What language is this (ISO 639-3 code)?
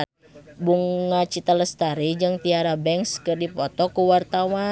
sun